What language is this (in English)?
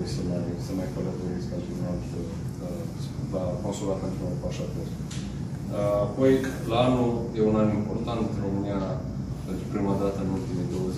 Romanian